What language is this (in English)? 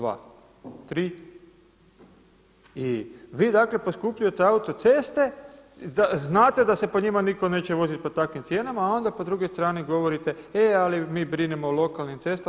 Croatian